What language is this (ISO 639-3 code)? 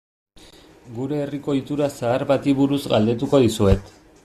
eus